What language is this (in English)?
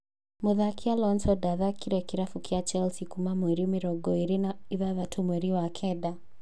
Kikuyu